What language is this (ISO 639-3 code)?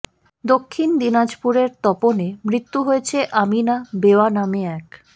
ben